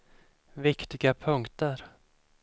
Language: Swedish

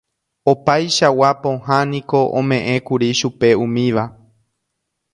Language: Guarani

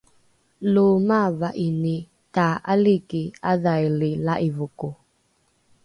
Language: Rukai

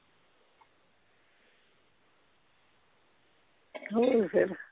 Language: Punjabi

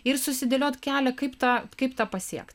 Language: Lithuanian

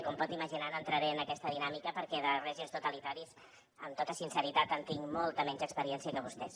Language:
Catalan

